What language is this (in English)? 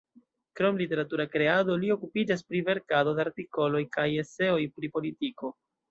Esperanto